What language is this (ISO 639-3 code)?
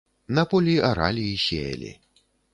bel